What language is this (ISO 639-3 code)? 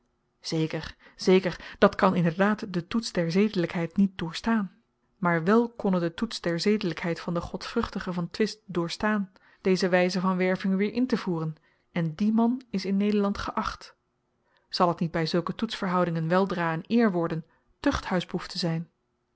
nld